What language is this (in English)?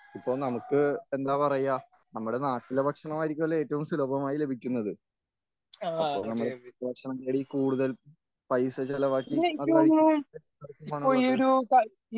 Malayalam